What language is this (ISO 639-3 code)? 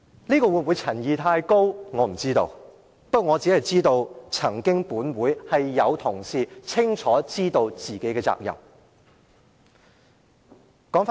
yue